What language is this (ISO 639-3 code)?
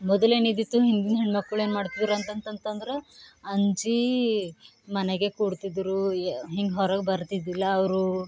kan